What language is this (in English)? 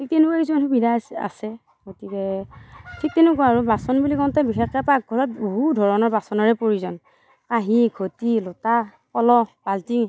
Assamese